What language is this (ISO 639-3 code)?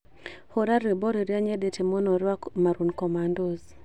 kik